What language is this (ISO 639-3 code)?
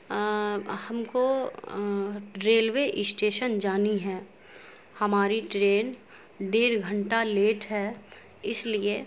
urd